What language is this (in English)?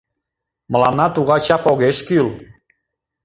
Mari